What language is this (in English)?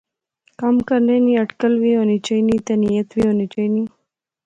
Pahari-Potwari